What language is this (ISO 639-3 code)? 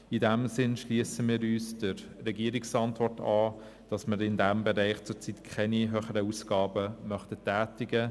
gsw